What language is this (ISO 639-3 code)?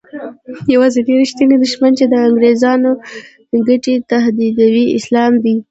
pus